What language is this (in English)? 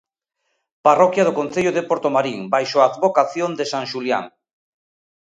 Galician